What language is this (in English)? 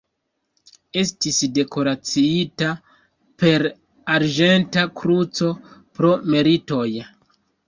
Esperanto